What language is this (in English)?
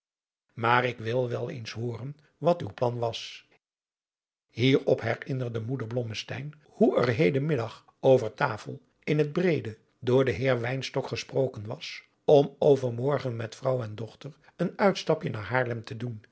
Dutch